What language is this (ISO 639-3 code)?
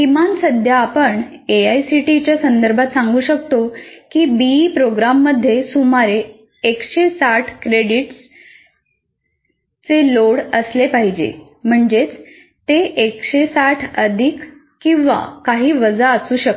mar